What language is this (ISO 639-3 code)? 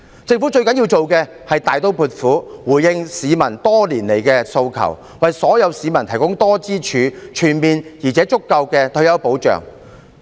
yue